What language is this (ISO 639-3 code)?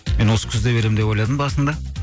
kaz